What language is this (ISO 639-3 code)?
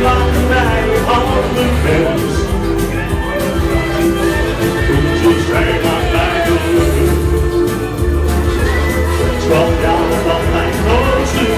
ron